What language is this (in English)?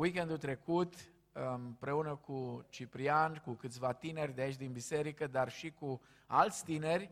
Romanian